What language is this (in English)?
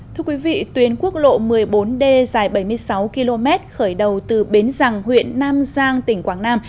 Vietnamese